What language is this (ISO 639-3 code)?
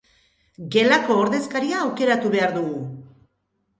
eus